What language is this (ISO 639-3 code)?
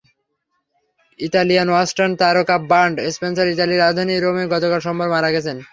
ben